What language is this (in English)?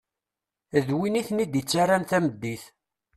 Kabyle